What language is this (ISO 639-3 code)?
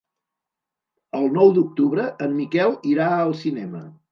cat